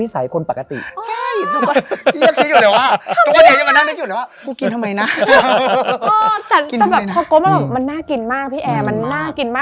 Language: Thai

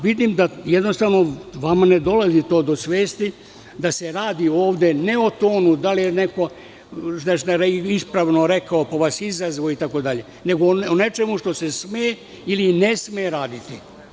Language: Serbian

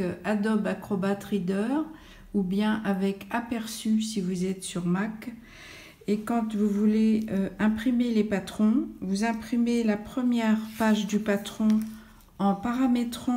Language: French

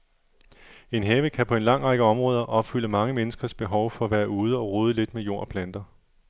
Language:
Danish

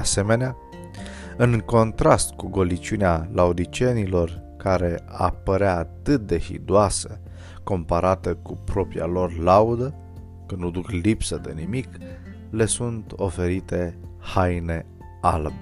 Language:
Romanian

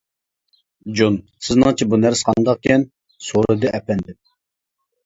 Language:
Uyghur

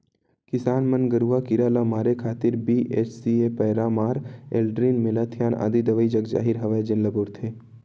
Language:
Chhattisgarhi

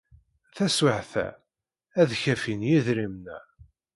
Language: Kabyle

